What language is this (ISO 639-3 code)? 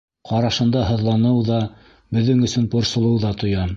bak